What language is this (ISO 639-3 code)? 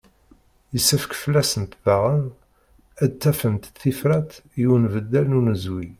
kab